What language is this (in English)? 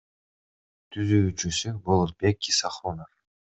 Kyrgyz